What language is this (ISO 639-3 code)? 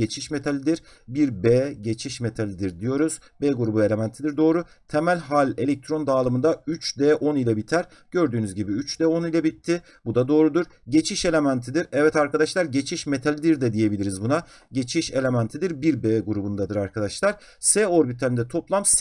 tur